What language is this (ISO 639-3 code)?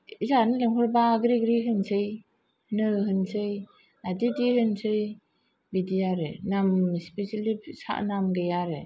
brx